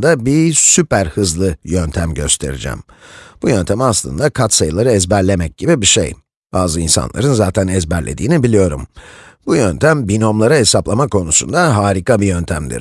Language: Turkish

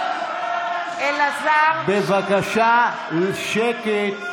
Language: Hebrew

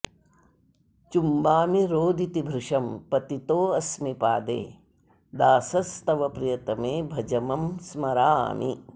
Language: Sanskrit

